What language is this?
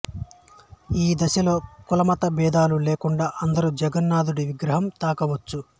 Telugu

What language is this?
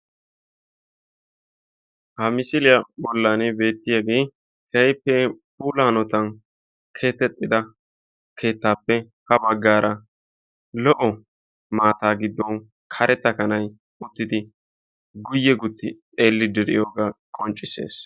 Wolaytta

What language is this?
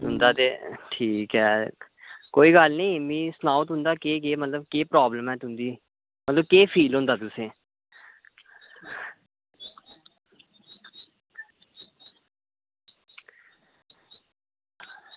Dogri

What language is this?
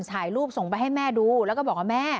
Thai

